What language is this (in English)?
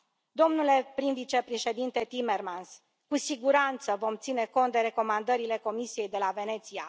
Romanian